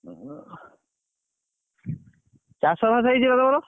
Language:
Odia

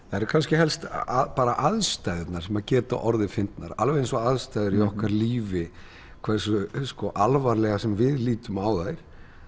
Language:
Icelandic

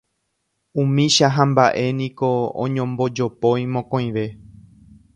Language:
Guarani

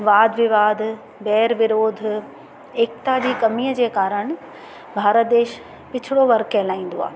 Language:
Sindhi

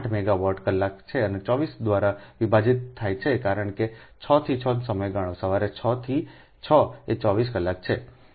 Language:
Gujarati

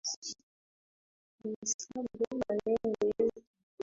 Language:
Swahili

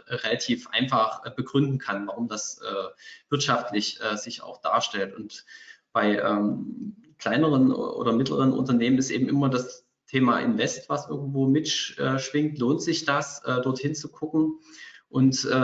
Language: German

